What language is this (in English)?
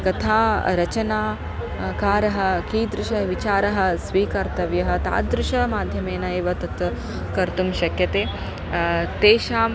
Sanskrit